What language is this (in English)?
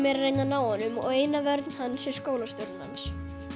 Icelandic